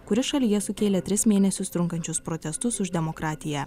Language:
Lithuanian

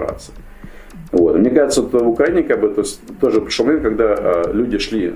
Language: Russian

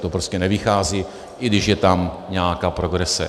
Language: Czech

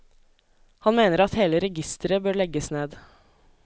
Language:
Norwegian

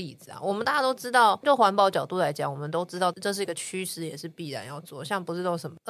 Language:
Chinese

